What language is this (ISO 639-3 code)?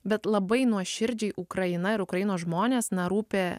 lit